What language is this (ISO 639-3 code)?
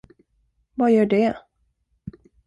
swe